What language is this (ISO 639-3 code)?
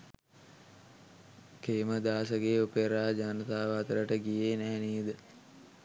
sin